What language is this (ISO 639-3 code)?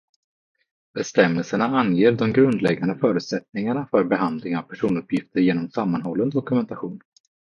swe